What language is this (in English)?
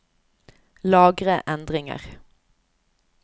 Norwegian